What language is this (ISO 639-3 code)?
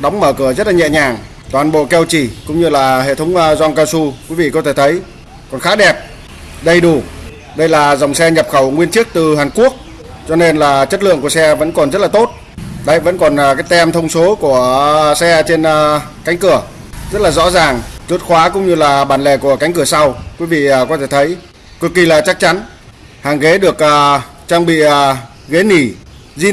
vie